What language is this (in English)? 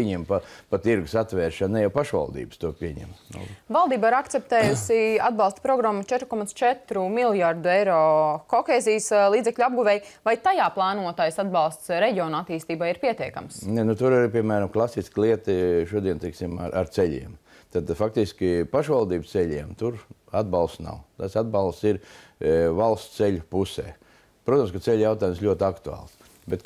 Latvian